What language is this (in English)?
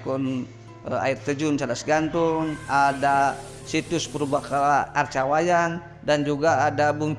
Indonesian